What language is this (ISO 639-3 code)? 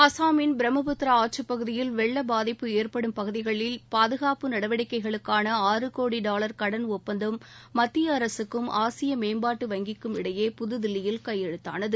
tam